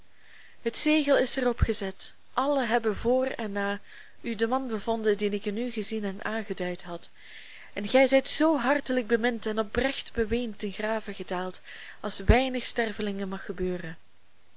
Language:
Dutch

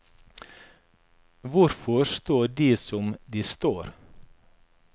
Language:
Norwegian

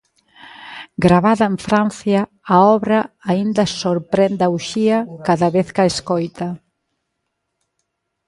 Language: Galician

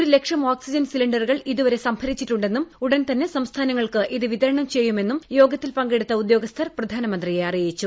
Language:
Malayalam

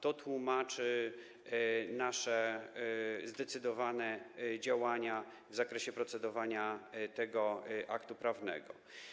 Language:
Polish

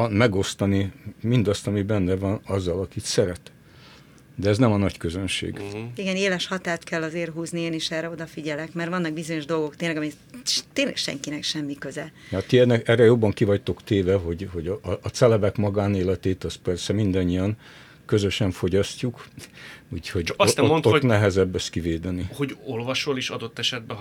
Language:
Hungarian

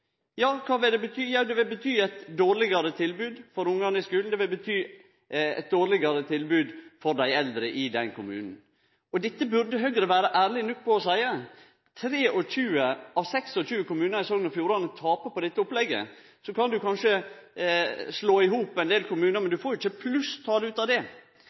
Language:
Norwegian Nynorsk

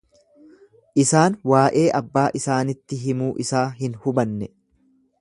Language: Oromo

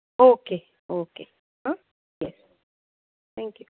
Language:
Konkani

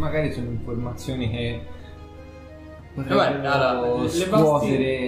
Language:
Italian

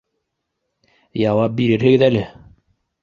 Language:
Bashkir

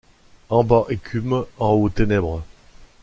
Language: French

